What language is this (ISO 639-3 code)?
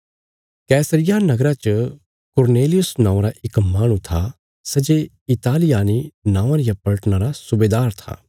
kfs